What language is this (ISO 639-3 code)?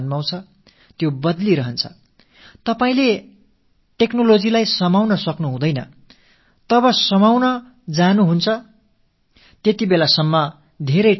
tam